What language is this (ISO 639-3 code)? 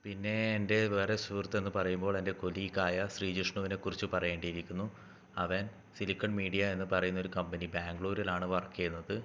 mal